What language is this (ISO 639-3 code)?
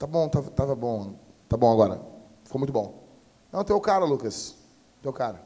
por